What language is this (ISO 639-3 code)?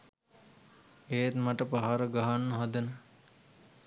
sin